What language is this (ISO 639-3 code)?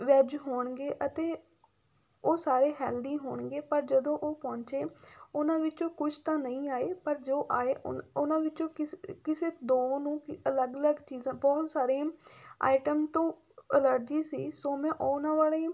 pan